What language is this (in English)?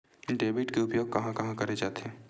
Chhattisgarhi